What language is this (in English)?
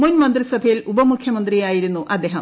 Malayalam